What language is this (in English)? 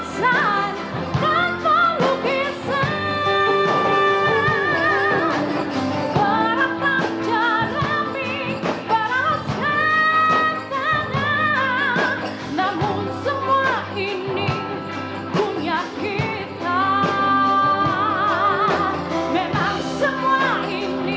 Indonesian